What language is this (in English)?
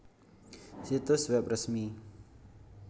Javanese